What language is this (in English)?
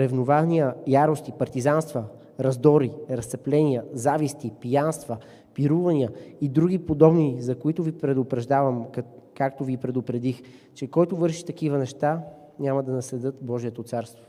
Bulgarian